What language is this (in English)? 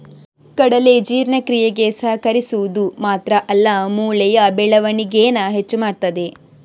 Kannada